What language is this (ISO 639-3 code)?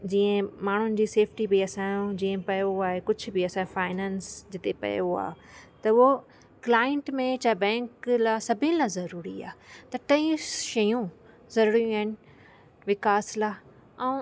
snd